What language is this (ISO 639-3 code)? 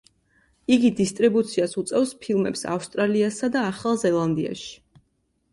kat